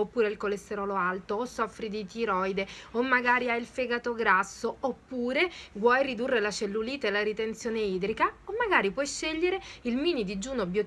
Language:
Italian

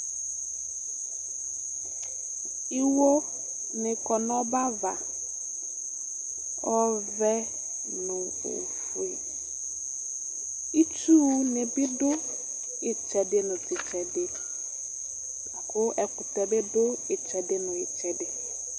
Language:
Ikposo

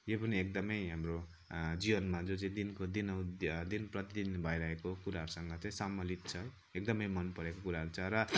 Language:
Nepali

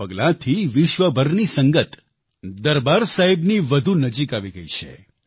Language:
Gujarati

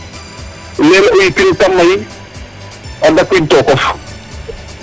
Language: Serer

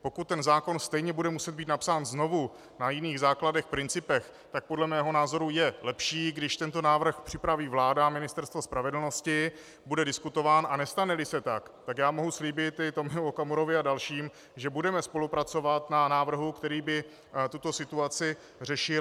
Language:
Czech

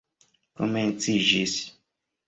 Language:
Esperanto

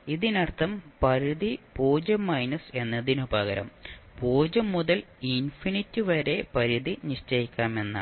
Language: Malayalam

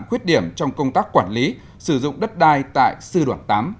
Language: Vietnamese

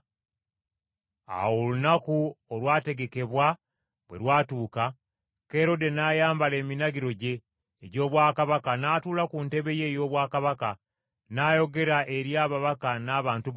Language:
Ganda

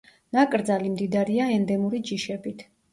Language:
Georgian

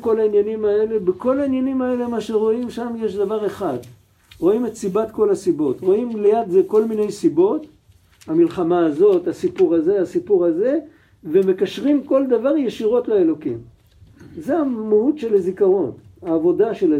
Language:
Hebrew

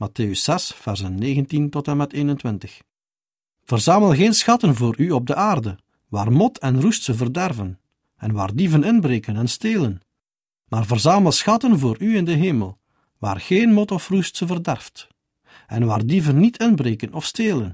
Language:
Dutch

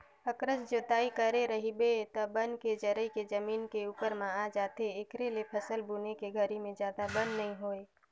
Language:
Chhattisgarhi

